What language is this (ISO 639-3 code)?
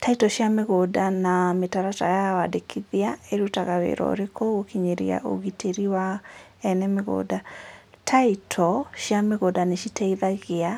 kik